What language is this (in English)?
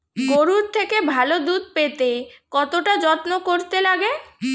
Bangla